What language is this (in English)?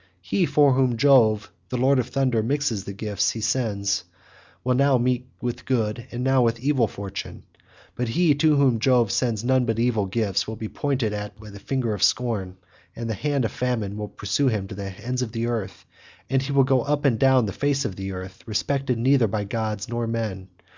English